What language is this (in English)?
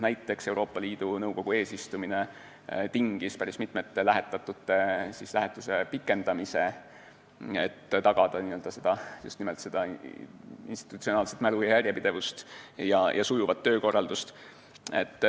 Estonian